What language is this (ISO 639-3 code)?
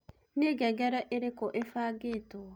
kik